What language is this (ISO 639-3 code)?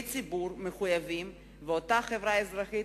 heb